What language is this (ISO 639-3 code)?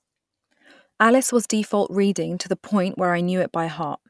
eng